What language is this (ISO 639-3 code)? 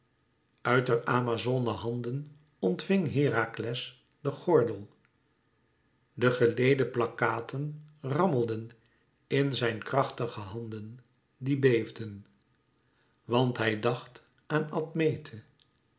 nld